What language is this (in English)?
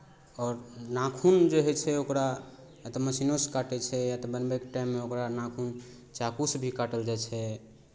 Maithili